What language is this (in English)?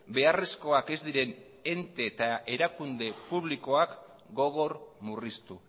Basque